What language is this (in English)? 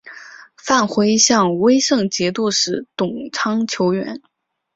Chinese